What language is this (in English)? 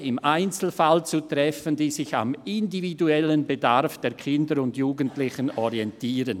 Swiss German